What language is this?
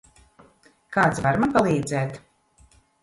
Latvian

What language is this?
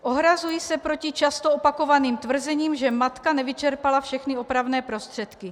Czech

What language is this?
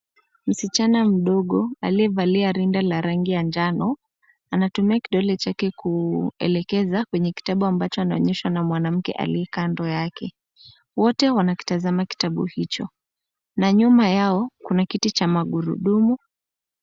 Swahili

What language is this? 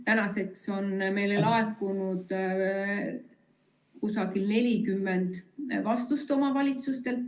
Estonian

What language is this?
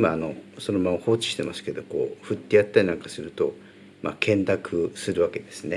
Japanese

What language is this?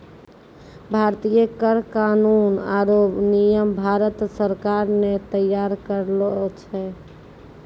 Maithili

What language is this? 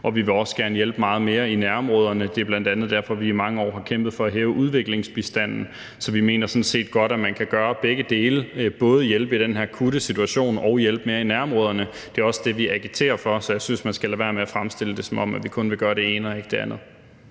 Danish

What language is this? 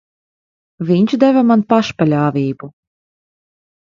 Latvian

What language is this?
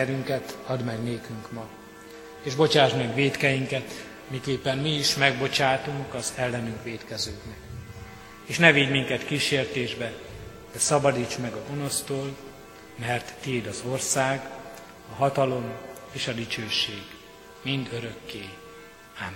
Hungarian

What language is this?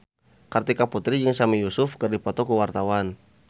Sundanese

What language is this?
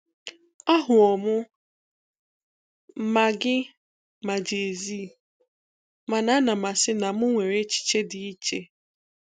Igbo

